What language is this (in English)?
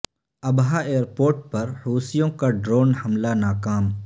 Urdu